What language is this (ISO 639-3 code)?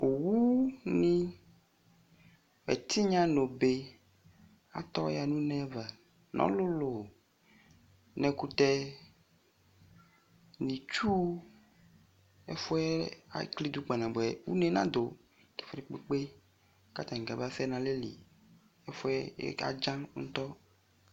kpo